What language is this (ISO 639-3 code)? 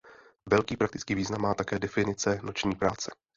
ces